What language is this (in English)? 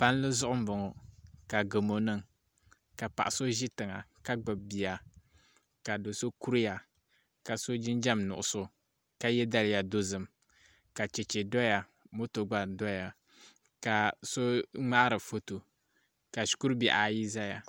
Dagbani